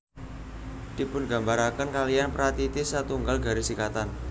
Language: Javanese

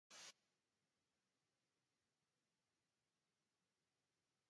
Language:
Basque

